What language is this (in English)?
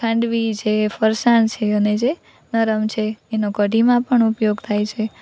Gujarati